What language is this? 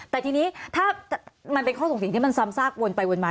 Thai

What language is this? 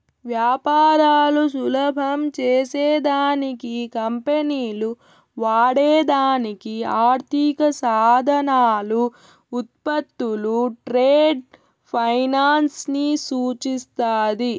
Telugu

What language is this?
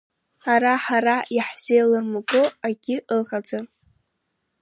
Abkhazian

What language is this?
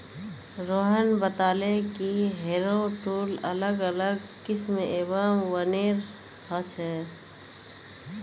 Magahi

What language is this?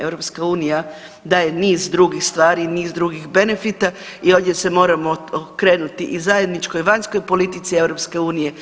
Croatian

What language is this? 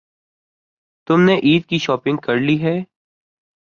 Urdu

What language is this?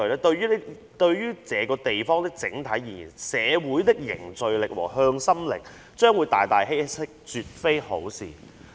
Cantonese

